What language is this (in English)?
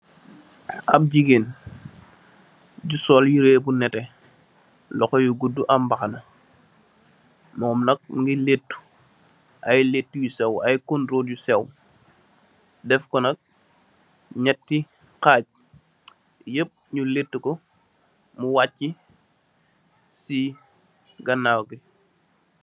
Wolof